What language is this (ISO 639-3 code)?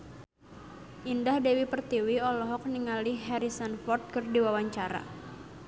sun